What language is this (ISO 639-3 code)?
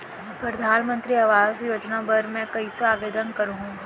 hne